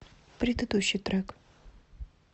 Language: Russian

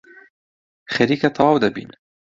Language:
Central Kurdish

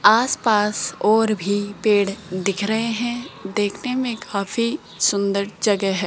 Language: Hindi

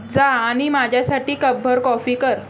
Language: Marathi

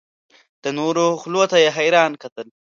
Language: Pashto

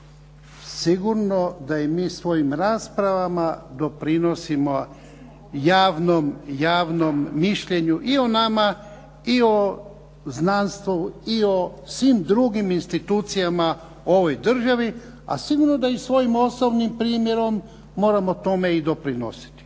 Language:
Croatian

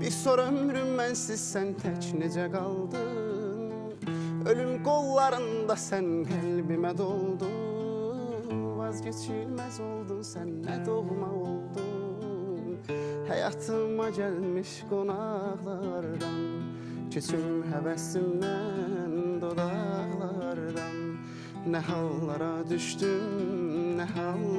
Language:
Turkish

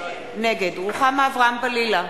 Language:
Hebrew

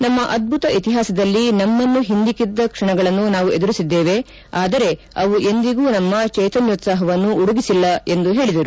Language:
Kannada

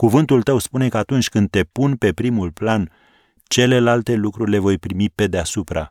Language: Romanian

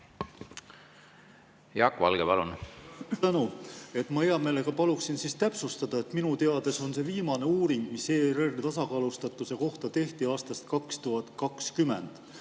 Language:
Estonian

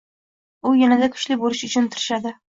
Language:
Uzbek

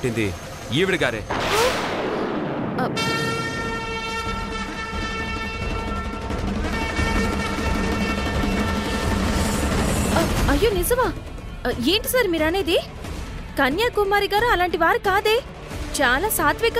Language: Telugu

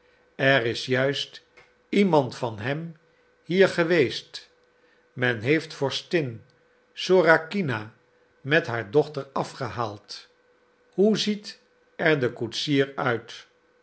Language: Dutch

